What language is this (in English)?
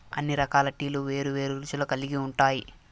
Telugu